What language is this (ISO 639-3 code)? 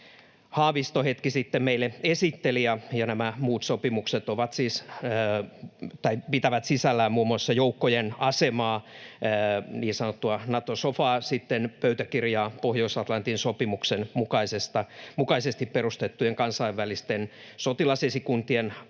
fin